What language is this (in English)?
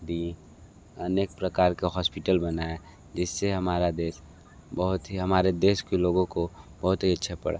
Hindi